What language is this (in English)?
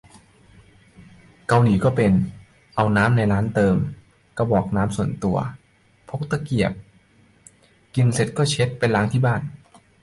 Thai